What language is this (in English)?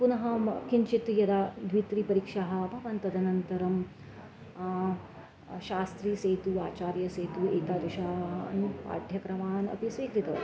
Sanskrit